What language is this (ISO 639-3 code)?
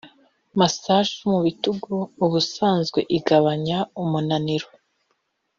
kin